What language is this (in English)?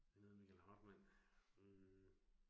Danish